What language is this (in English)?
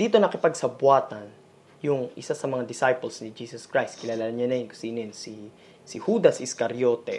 Filipino